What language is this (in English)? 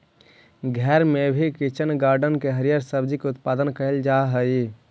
Magahi